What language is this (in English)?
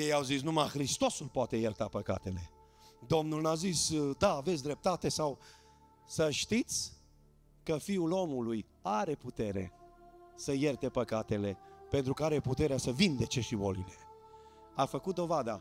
Romanian